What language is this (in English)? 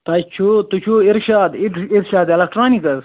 Kashmiri